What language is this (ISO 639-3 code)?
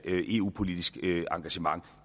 dan